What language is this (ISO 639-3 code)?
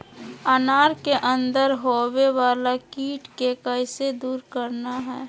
mag